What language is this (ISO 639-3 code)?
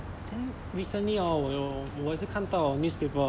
eng